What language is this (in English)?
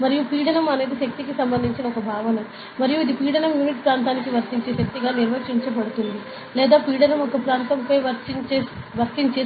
Telugu